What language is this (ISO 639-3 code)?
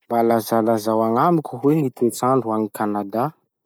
msh